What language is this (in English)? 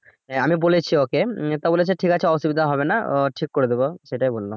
Bangla